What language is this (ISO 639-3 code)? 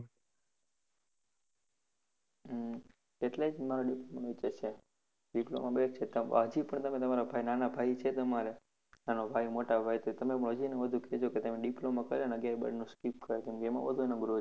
guj